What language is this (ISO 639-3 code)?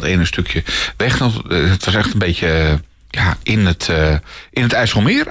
nld